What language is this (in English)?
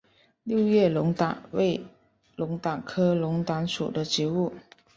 Chinese